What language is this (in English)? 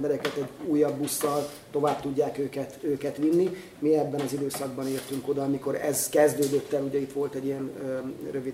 Hungarian